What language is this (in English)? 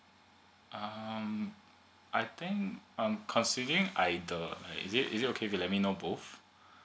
English